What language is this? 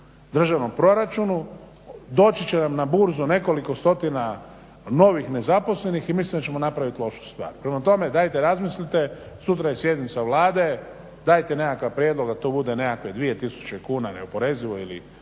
Croatian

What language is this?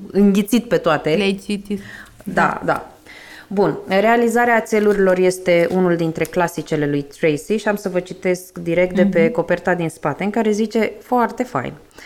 Romanian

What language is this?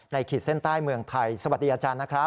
Thai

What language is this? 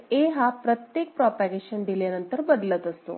Marathi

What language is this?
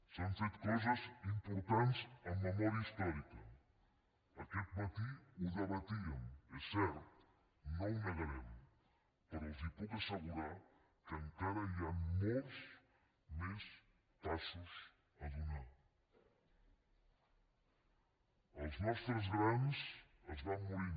Catalan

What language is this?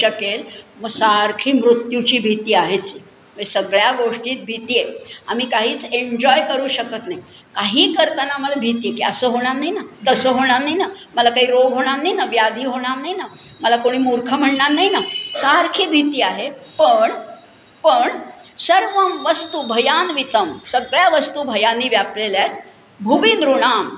Marathi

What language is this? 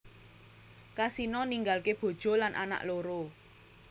Javanese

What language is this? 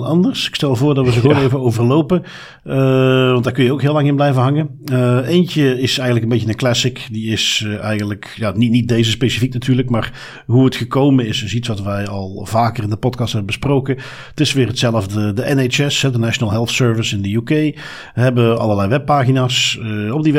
Dutch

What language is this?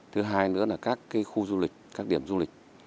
Vietnamese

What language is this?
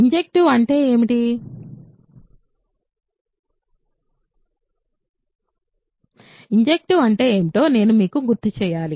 Telugu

